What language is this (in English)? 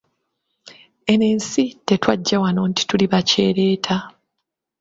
Ganda